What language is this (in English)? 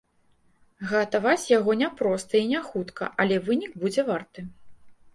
Belarusian